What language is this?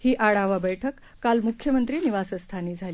Marathi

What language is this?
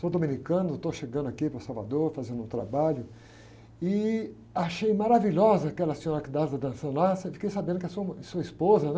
Portuguese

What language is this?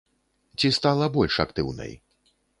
Belarusian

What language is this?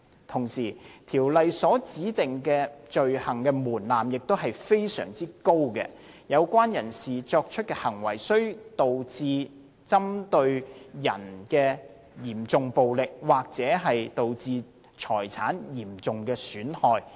Cantonese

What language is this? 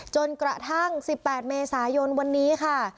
Thai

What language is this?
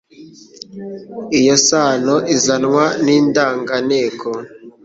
Kinyarwanda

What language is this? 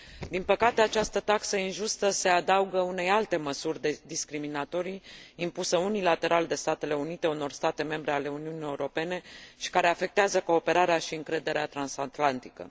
Romanian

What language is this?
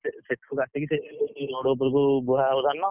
Odia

